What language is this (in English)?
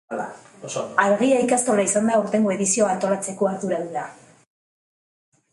Basque